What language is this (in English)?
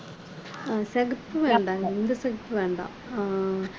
Tamil